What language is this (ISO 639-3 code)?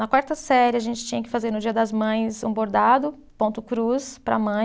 por